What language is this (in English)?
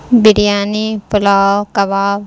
Urdu